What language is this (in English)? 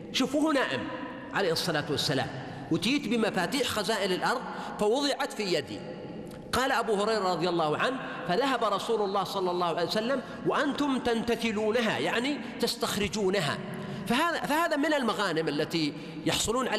Arabic